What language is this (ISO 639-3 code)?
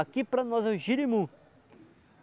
por